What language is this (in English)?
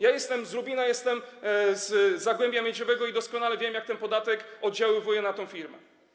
Polish